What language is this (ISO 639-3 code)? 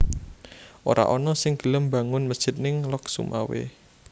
jav